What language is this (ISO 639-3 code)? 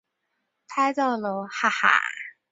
zho